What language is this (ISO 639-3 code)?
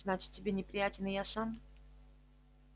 rus